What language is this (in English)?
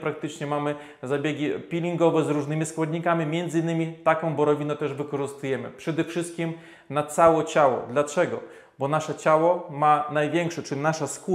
Polish